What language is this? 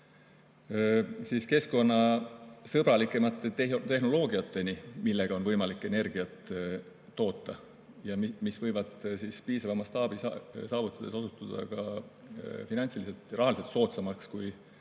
Estonian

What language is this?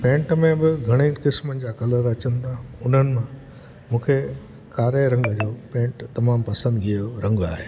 Sindhi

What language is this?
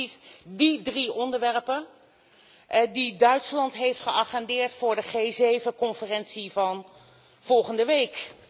Dutch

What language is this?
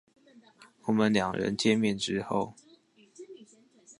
Chinese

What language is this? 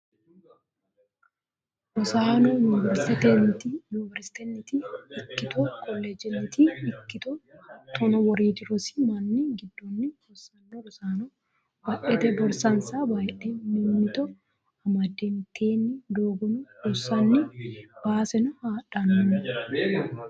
Sidamo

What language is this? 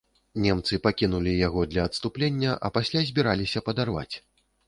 Belarusian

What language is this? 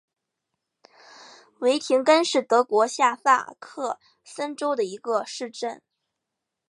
Chinese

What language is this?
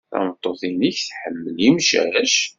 Kabyle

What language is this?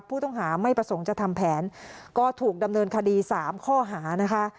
Thai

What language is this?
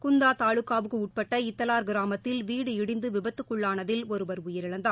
Tamil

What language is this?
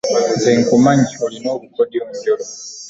Ganda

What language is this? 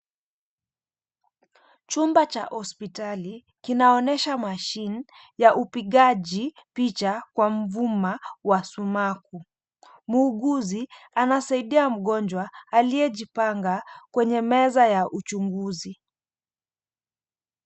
Swahili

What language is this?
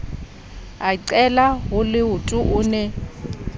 Southern Sotho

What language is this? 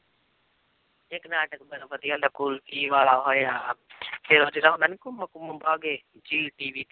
Punjabi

